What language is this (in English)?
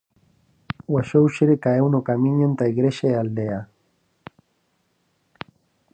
Galician